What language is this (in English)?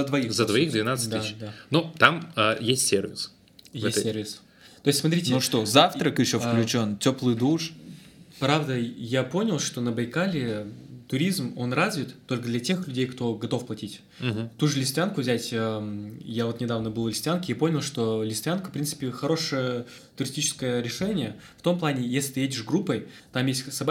Russian